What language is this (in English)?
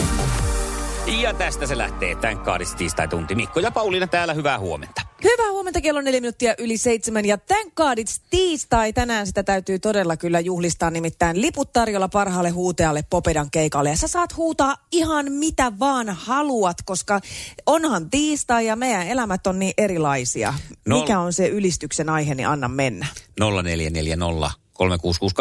Finnish